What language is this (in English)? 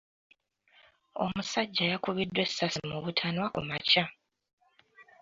Ganda